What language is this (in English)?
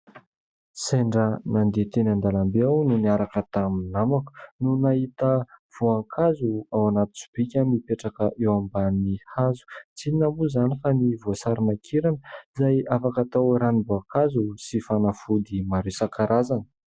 Malagasy